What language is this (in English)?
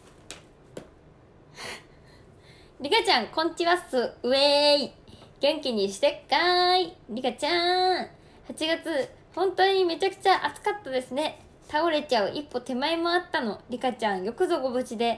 Japanese